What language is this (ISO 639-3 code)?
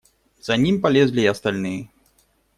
rus